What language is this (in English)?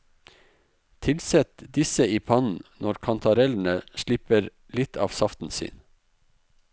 Norwegian